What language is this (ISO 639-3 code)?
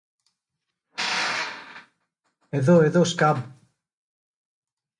ell